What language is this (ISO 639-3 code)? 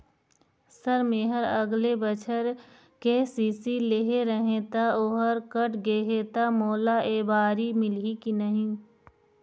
hne